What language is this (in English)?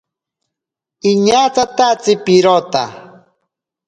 Ashéninka Perené